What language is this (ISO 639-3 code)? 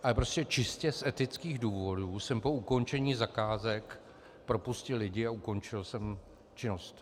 ces